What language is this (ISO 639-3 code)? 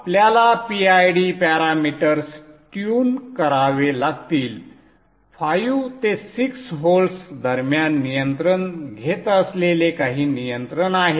mar